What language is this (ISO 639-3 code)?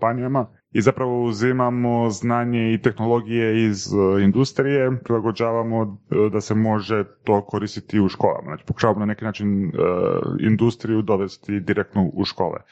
hrv